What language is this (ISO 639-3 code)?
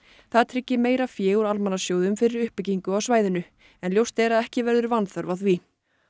isl